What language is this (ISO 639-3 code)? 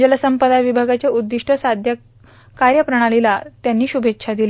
mar